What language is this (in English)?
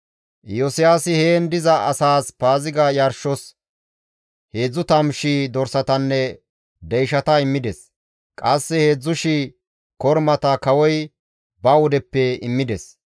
Gamo